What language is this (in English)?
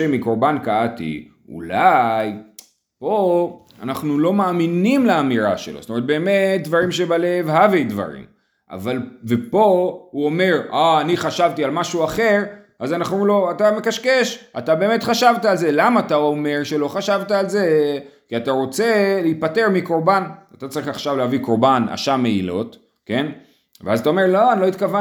Hebrew